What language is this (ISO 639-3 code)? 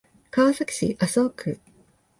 jpn